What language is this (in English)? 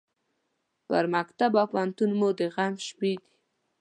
Pashto